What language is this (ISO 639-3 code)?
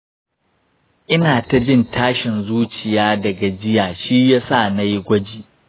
hau